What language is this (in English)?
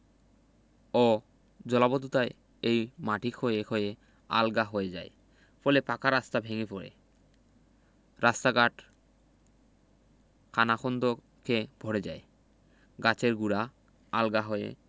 Bangla